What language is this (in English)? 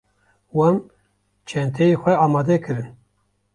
Kurdish